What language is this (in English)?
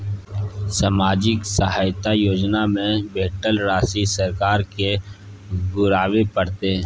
Maithili